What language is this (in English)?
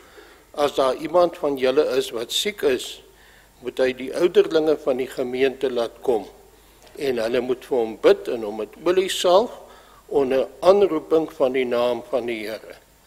Dutch